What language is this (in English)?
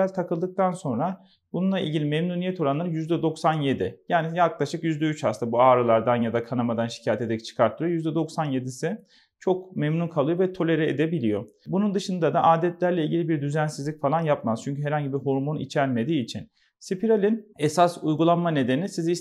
Turkish